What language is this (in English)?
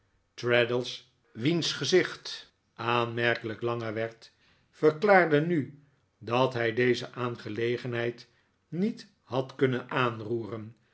Dutch